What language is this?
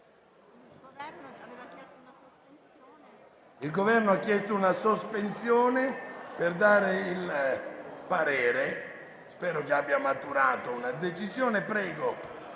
Italian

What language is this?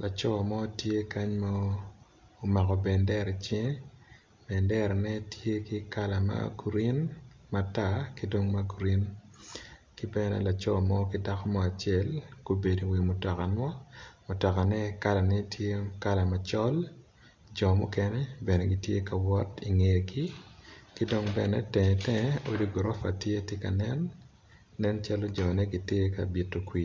Acoli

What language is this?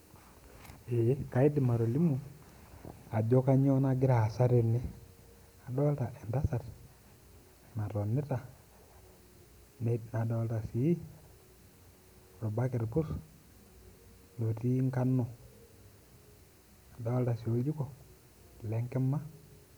Masai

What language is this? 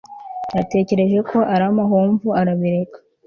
Kinyarwanda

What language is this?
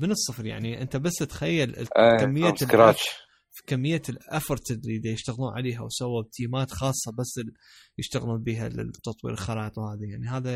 Arabic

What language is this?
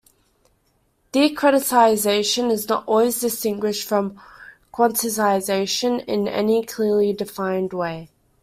English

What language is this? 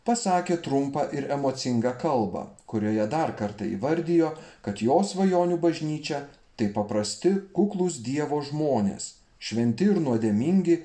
Lithuanian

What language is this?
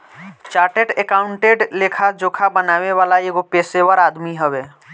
Bhojpuri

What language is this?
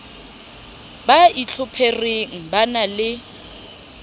Southern Sotho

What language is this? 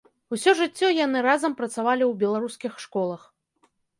Belarusian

